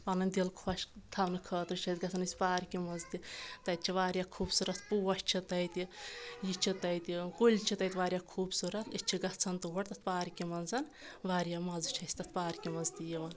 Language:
Kashmiri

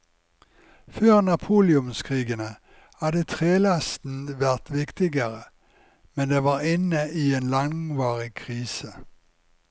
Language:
Norwegian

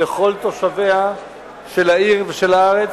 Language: Hebrew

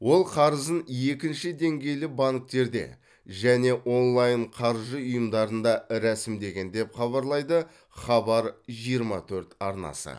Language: Kazakh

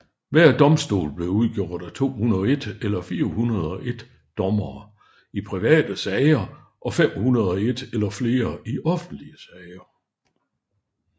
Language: Danish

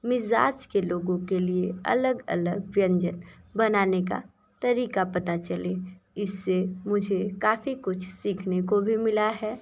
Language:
Hindi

